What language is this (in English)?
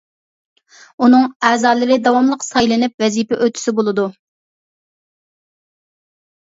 Uyghur